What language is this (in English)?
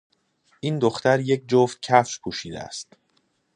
Persian